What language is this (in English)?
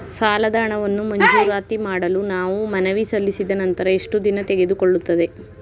Kannada